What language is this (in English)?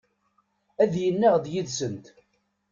Kabyle